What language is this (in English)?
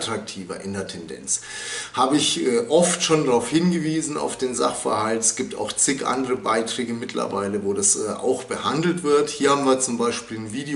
German